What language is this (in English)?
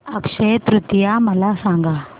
Marathi